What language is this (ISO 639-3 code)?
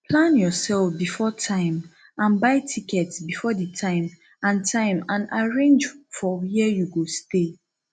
pcm